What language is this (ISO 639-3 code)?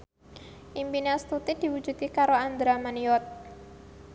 jav